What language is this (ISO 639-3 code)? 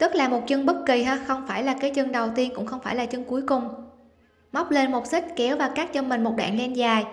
vie